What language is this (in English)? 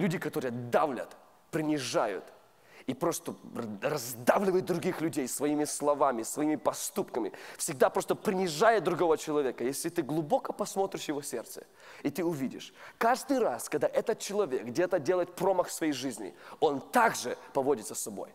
Russian